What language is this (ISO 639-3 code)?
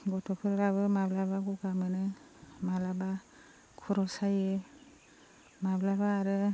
brx